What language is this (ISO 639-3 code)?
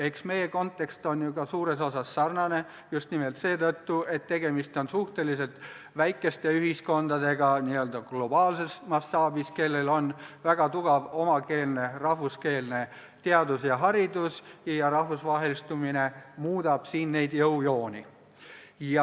est